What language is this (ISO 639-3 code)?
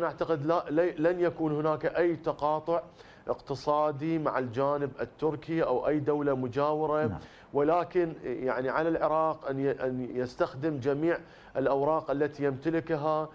ara